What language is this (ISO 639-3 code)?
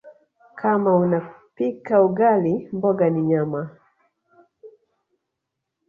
swa